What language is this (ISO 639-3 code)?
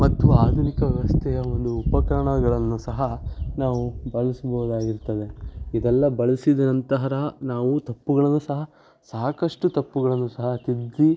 kan